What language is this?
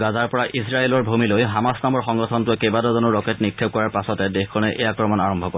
Assamese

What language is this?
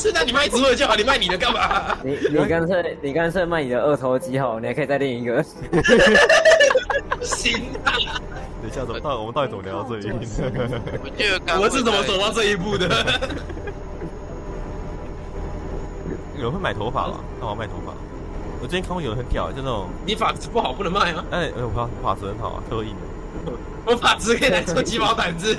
Chinese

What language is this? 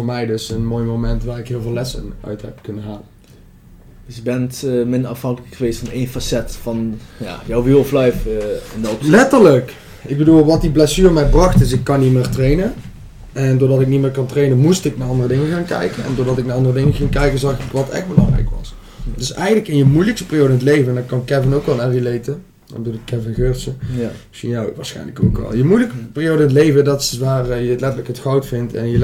Dutch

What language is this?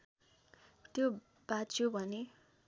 Nepali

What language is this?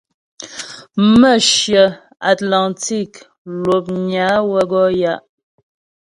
Ghomala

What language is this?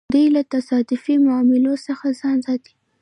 Pashto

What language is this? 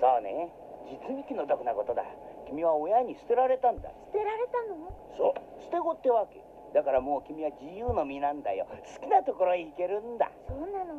Japanese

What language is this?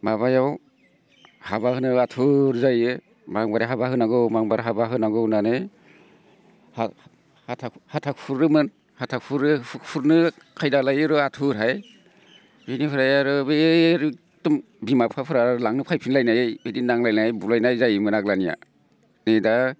Bodo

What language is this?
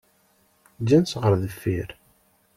Kabyle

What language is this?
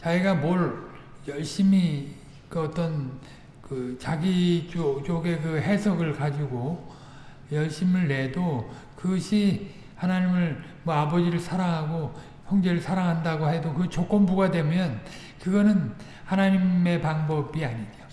Korean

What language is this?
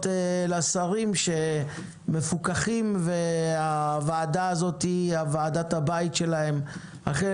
Hebrew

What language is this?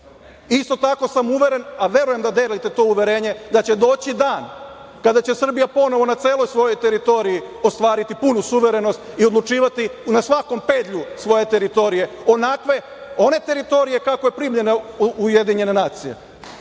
Serbian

